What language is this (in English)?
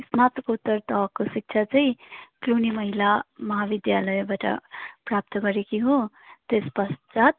Nepali